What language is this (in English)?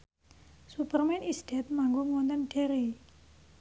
Javanese